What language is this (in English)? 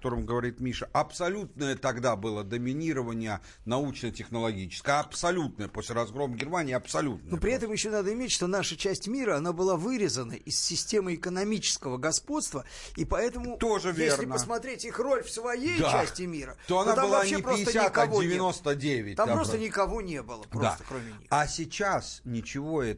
Russian